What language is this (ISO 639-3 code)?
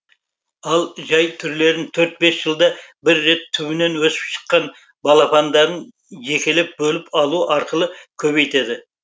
kaz